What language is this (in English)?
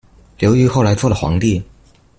Chinese